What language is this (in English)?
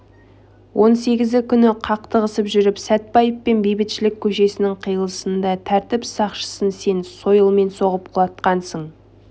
Kazakh